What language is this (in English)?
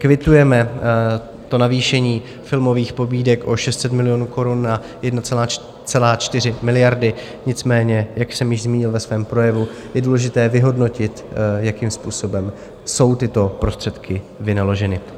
Czech